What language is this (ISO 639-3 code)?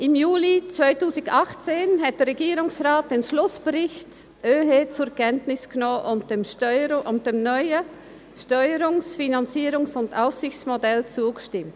gsw